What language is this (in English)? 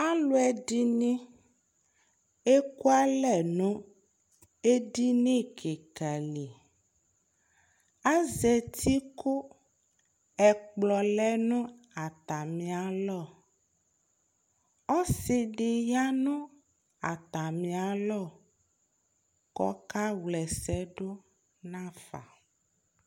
Ikposo